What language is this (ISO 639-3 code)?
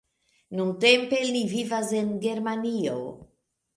epo